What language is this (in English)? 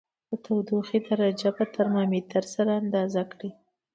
Pashto